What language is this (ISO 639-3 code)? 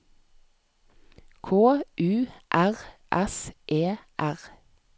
nor